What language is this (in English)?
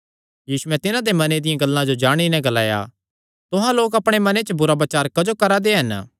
Kangri